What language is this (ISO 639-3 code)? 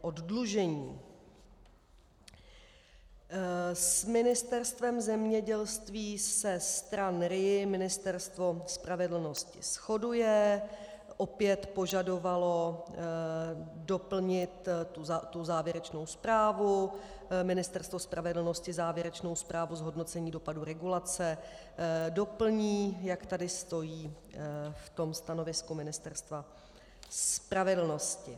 ces